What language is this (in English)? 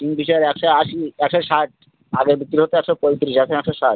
Bangla